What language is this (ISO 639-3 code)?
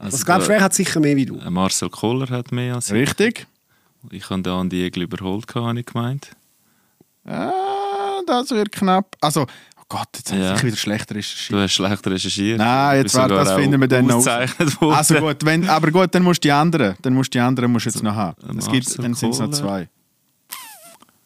deu